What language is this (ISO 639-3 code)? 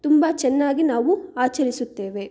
kan